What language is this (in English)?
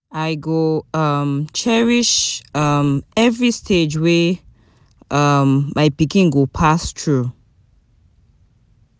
Nigerian Pidgin